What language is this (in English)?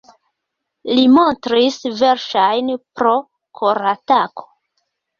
Esperanto